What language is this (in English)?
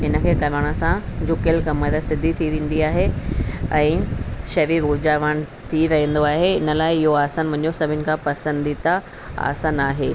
Sindhi